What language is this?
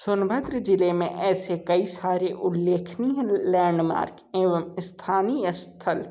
Hindi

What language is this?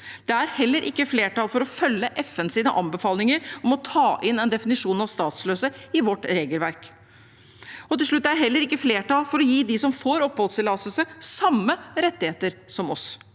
Norwegian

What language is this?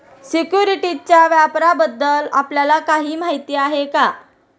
Marathi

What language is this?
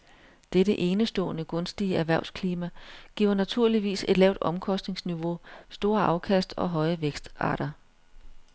Danish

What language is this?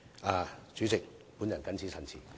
Cantonese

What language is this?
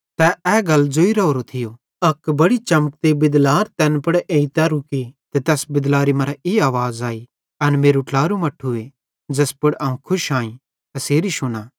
Bhadrawahi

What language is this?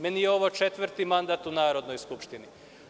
Serbian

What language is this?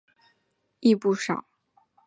Chinese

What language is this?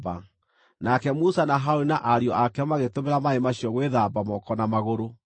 Kikuyu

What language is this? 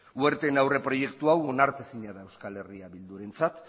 Basque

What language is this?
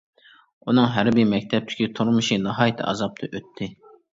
Uyghur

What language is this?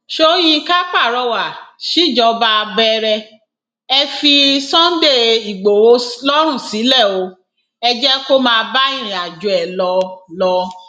Yoruba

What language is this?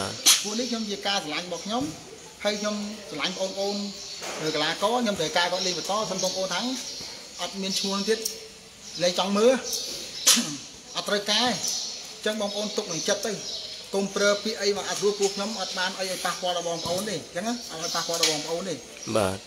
Vietnamese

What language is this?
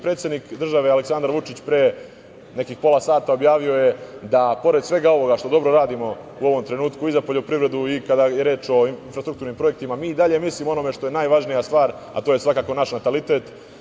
Serbian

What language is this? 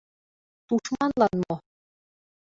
Mari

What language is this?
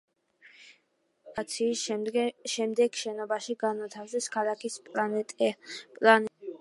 Georgian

